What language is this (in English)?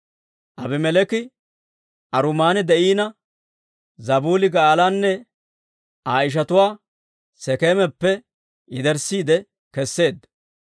Dawro